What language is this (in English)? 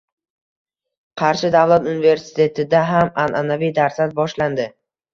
Uzbek